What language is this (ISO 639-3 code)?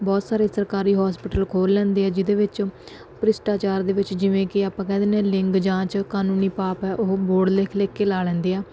pan